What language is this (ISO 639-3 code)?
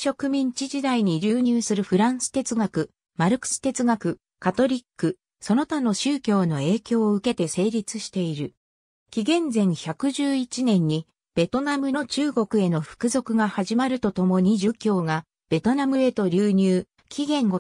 jpn